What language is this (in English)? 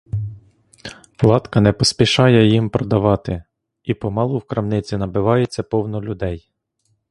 Ukrainian